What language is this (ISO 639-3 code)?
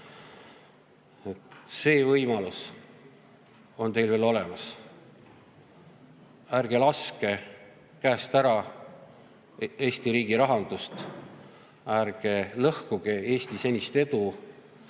est